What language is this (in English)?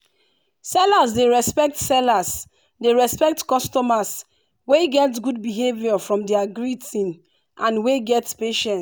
Nigerian Pidgin